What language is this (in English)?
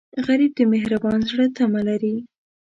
Pashto